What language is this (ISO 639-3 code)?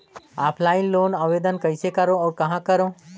hne